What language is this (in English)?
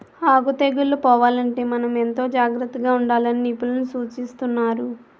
Telugu